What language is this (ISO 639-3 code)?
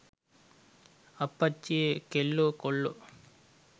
sin